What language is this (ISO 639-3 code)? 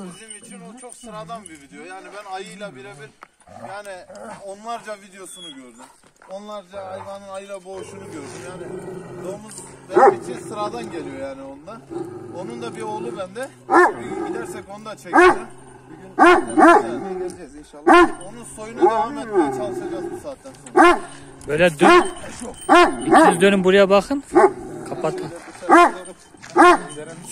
tur